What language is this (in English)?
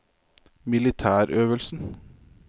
Norwegian